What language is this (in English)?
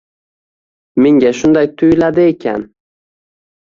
Uzbek